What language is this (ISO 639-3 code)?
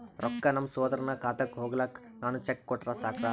kan